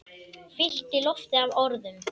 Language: Icelandic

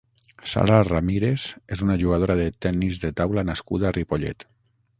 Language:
Catalan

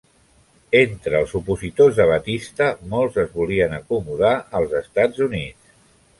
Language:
Catalan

